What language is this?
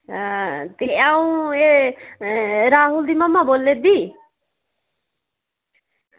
Dogri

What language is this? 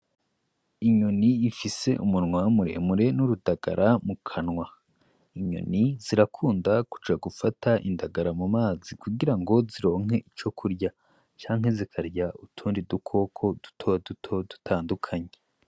Rundi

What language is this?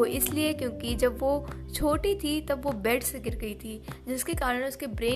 Hindi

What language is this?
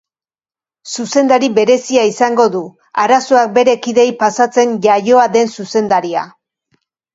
Basque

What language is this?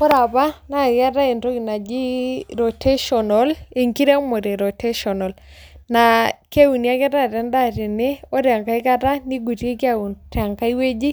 Masai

